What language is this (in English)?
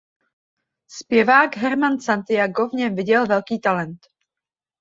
Czech